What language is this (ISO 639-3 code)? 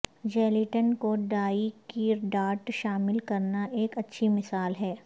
urd